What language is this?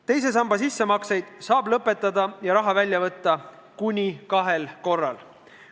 Estonian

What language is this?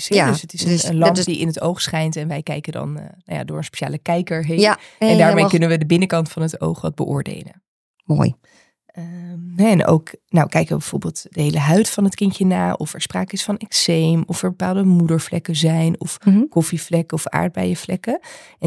Dutch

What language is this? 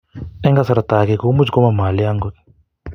Kalenjin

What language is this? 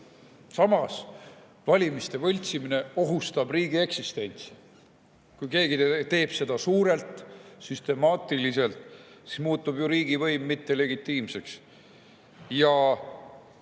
Estonian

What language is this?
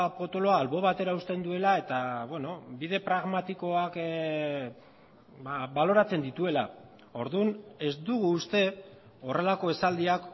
Basque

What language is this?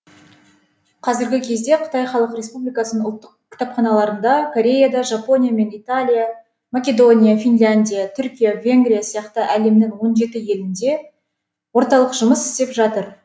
Kazakh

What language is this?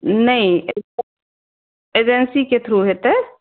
Maithili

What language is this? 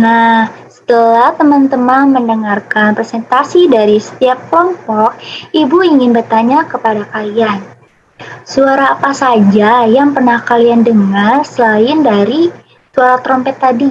Indonesian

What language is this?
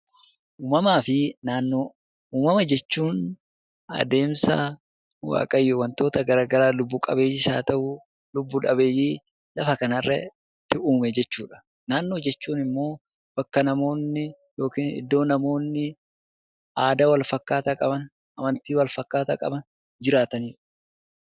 Oromo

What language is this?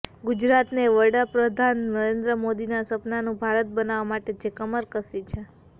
Gujarati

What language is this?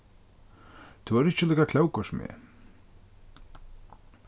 Faroese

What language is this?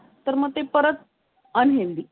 Marathi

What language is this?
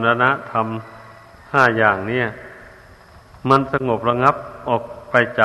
Thai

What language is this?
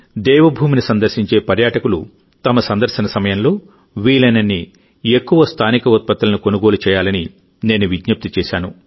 Telugu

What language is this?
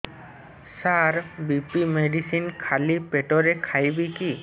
Odia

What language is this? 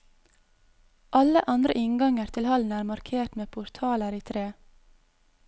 Norwegian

